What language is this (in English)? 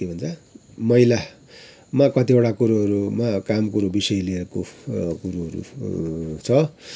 Nepali